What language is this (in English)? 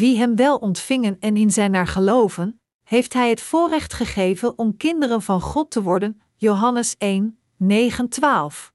Dutch